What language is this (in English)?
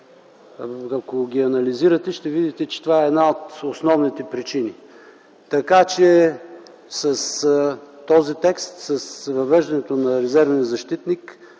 Bulgarian